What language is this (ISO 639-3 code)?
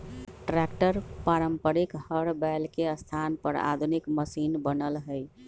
mag